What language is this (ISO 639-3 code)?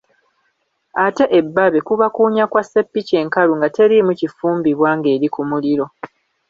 lug